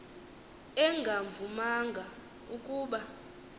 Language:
Xhosa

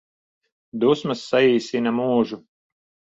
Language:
Latvian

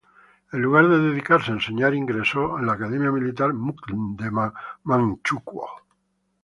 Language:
Spanish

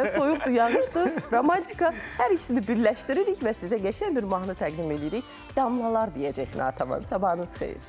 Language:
Turkish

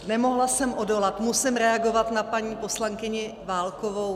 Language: Czech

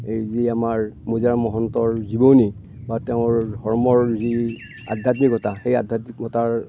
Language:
Assamese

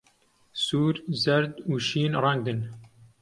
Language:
Central Kurdish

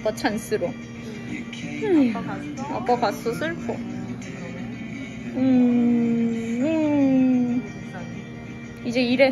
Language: Korean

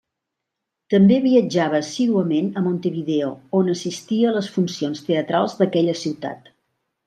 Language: Catalan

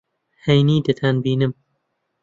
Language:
Central Kurdish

